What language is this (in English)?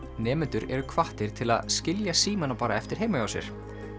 Icelandic